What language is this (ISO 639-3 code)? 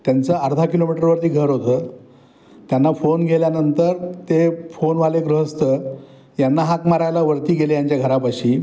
mar